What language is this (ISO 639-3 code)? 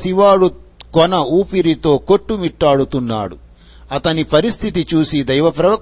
tel